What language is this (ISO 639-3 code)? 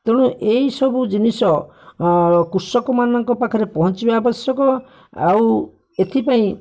ori